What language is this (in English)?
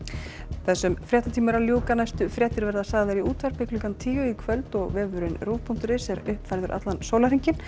Icelandic